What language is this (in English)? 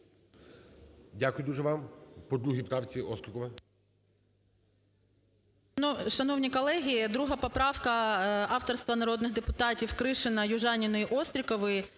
Ukrainian